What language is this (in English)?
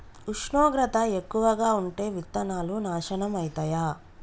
Telugu